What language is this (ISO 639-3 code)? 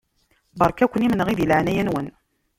kab